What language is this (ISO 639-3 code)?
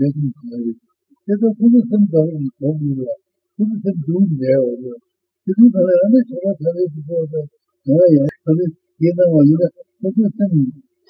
ita